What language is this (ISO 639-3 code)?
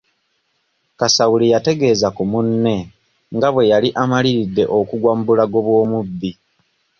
lug